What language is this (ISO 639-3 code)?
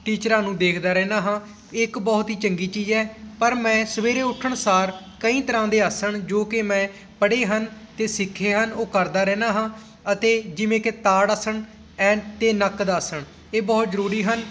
pan